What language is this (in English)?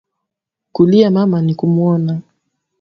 Swahili